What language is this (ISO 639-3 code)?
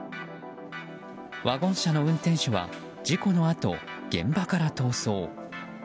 jpn